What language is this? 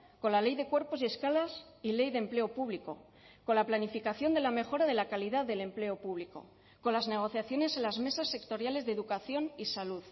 Spanish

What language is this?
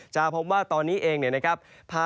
Thai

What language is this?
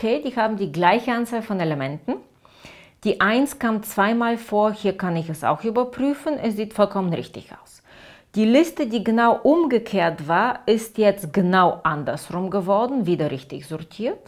German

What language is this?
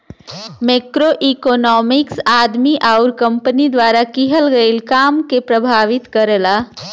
Bhojpuri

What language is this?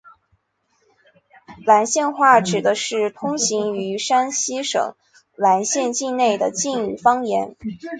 Chinese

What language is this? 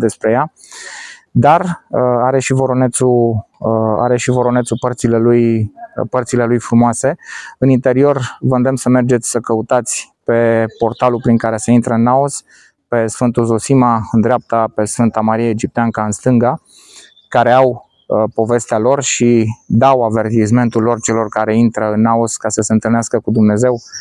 Romanian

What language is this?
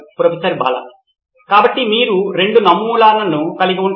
Telugu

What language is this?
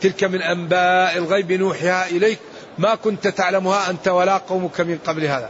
Arabic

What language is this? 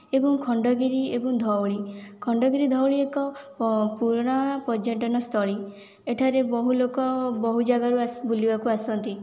Odia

